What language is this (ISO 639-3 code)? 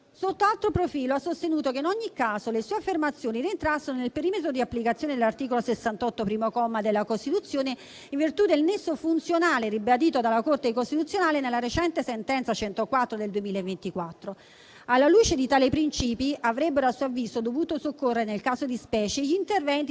ita